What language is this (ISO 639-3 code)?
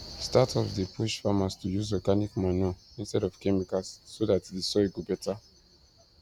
pcm